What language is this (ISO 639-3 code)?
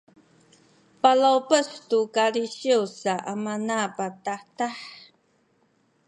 szy